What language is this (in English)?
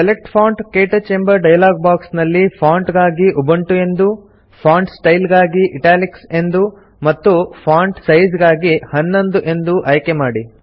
Kannada